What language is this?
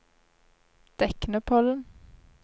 Norwegian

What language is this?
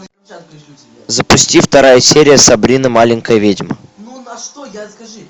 Russian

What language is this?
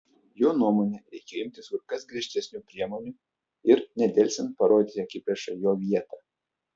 Lithuanian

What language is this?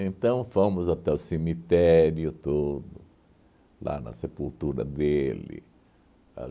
Portuguese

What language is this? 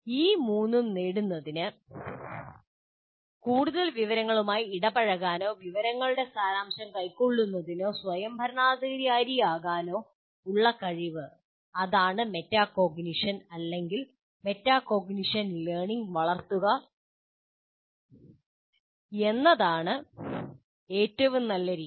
Malayalam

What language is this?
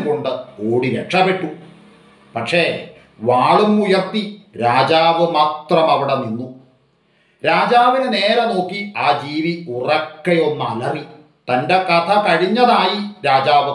Malayalam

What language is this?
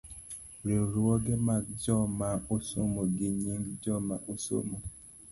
Luo (Kenya and Tanzania)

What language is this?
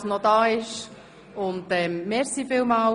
Swiss German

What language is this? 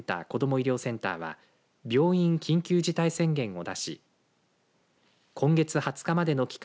Japanese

